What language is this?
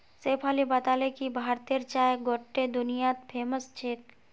Magahi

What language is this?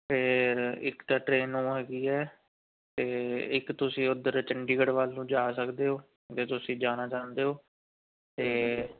Punjabi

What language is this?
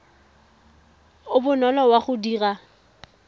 Tswana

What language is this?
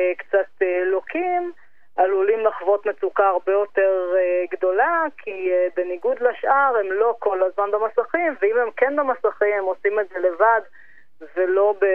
Hebrew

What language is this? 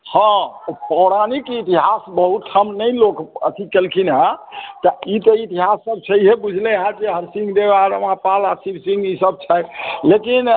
Maithili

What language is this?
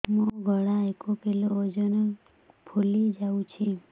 Odia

